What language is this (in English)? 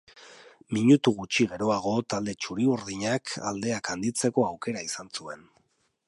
Basque